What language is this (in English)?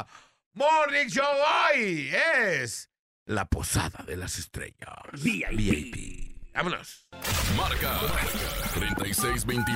Spanish